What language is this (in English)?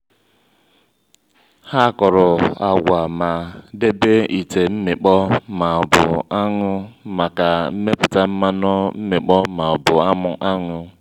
Igbo